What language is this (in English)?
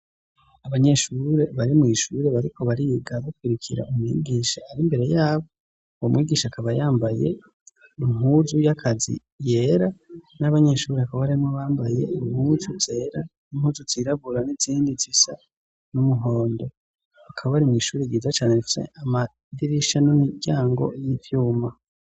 Rundi